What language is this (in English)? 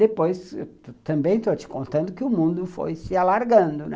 Portuguese